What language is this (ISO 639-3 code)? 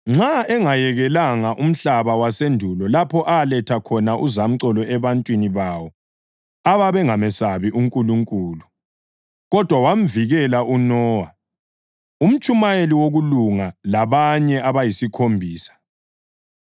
nde